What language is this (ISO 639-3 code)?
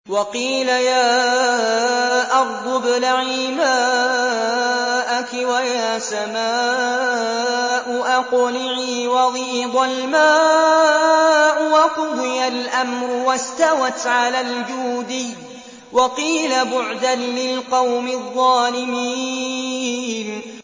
ara